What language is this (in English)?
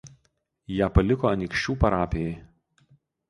Lithuanian